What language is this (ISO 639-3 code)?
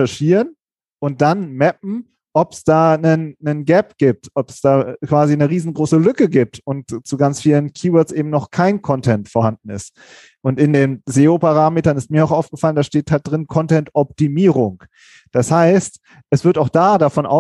deu